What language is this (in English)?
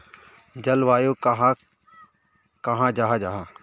Magahi